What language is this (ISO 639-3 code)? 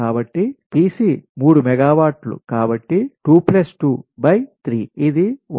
tel